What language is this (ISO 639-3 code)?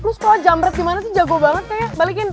ind